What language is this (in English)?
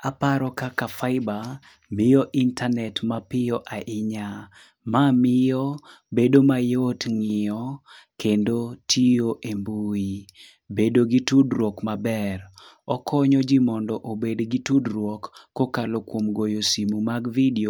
Luo (Kenya and Tanzania)